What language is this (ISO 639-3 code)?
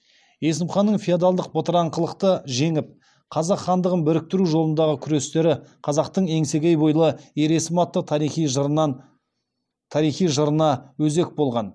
kaz